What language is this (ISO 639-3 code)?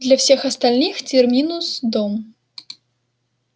rus